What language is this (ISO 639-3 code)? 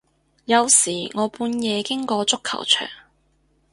yue